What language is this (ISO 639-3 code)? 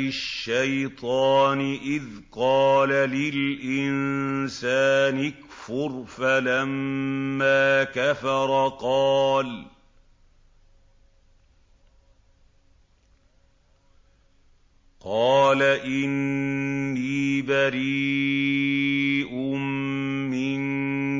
ara